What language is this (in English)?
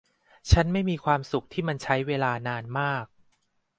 Thai